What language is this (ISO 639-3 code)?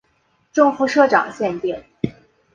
zho